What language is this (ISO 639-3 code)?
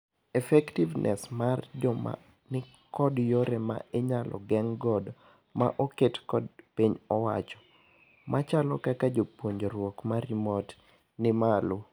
luo